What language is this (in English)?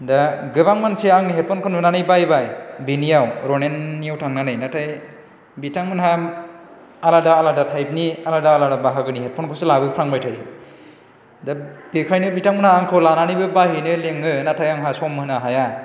Bodo